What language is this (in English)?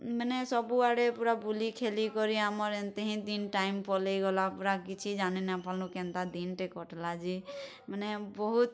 Odia